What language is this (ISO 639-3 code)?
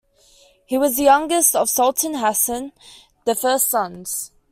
eng